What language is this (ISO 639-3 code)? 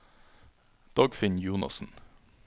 nor